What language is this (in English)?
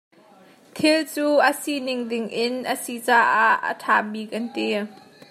Hakha Chin